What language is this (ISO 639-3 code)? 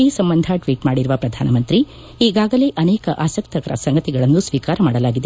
kan